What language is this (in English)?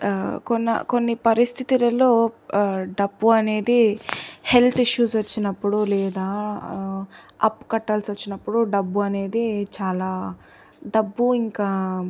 Telugu